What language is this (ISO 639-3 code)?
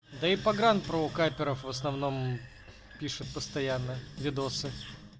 rus